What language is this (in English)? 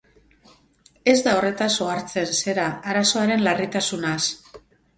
Basque